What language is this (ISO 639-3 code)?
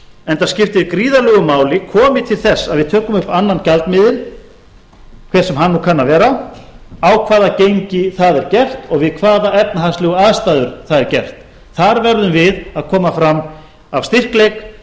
isl